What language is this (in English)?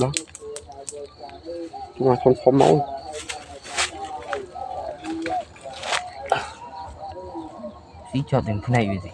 Vietnamese